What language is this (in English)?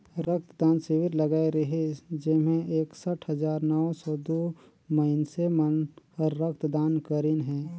Chhattisgarhi